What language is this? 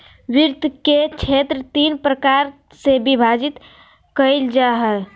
Magahi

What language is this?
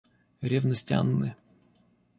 Russian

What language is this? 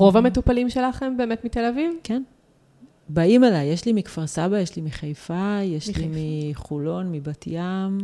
Hebrew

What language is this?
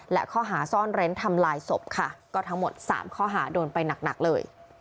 Thai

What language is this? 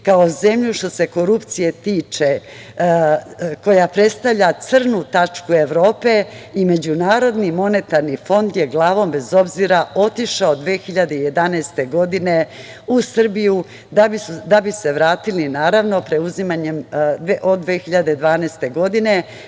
Serbian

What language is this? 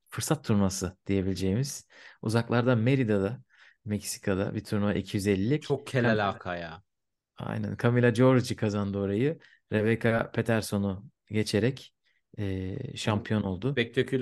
Turkish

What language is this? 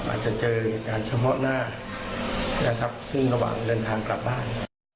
Thai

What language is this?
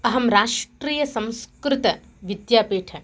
Sanskrit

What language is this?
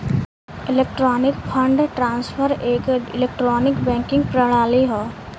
Bhojpuri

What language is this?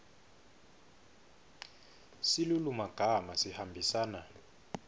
Swati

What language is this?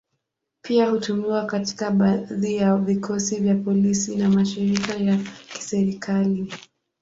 Swahili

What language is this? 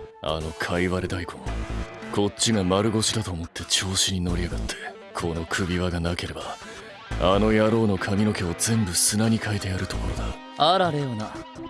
Japanese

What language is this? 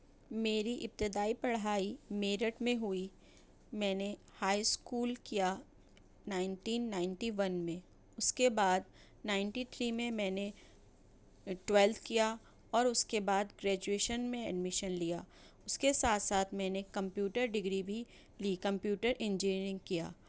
Urdu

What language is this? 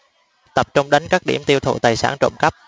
Vietnamese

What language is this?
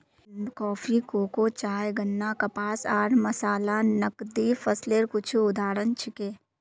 Magahi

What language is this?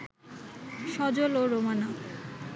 Bangla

